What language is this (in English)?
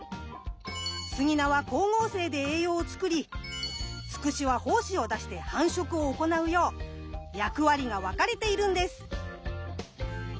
Japanese